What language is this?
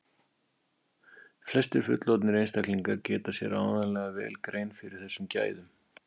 Icelandic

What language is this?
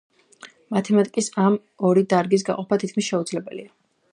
Georgian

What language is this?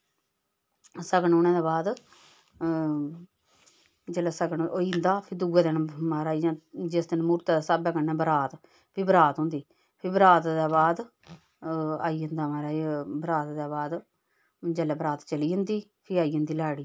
Dogri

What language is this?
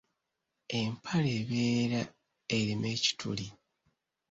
Ganda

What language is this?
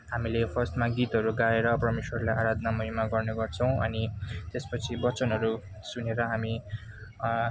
Nepali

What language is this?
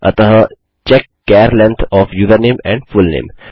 Hindi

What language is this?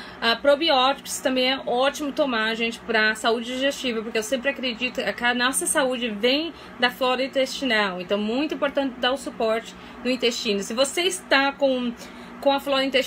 Portuguese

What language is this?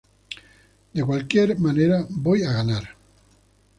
Spanish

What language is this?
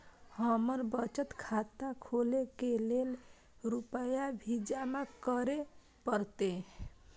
Maithili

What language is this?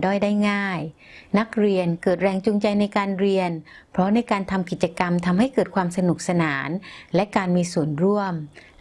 Thai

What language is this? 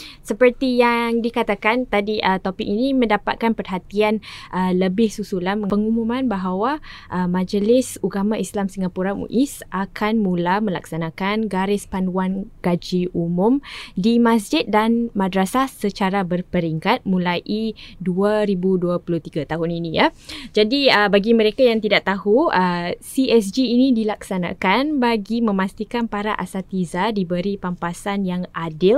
Malay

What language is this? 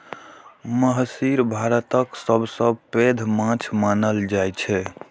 Maithili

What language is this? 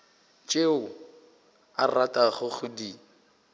Northern Sotho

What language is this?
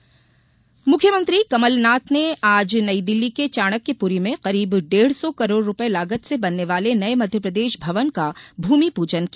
Hindi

